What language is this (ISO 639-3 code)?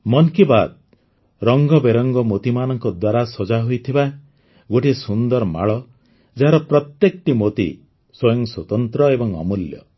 ori